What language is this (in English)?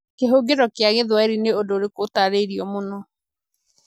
Kikuyu